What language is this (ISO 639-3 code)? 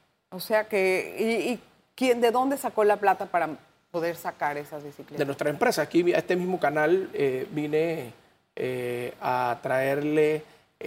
spa